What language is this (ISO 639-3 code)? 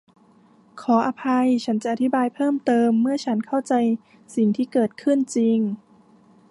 tha